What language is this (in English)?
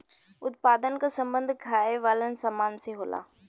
Bhojpuri